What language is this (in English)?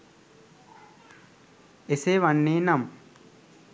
Sinhala